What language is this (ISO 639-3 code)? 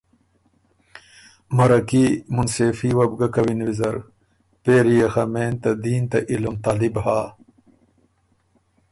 oru